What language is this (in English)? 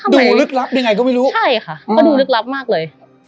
Thai